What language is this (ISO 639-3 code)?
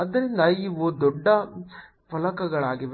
kan